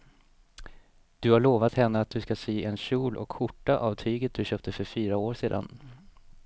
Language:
Swedish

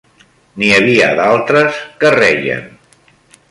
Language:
Catalan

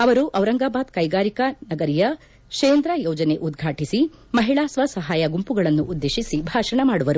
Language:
Kannada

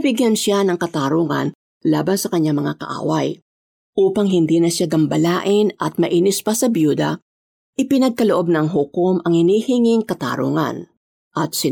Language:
Filipino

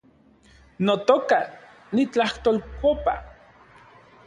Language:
Central Puebla Nahuatl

